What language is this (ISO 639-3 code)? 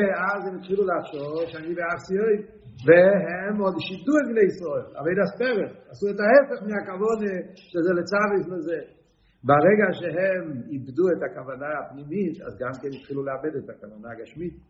heb